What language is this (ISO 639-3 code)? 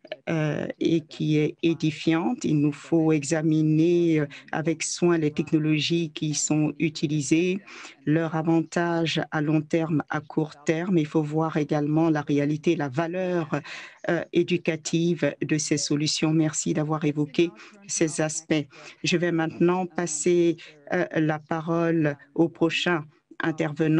fra